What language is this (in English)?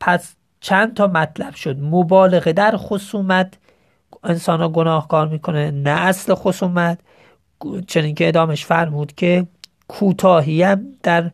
Persian